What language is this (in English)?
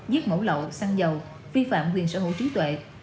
Vietnamese